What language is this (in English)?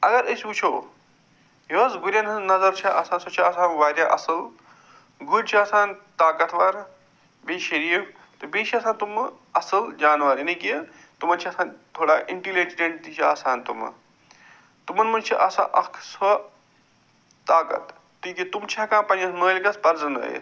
Kashmiri